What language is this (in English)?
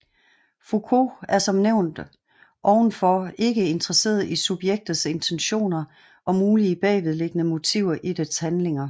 Danish